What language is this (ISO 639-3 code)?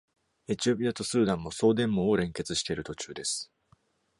jpn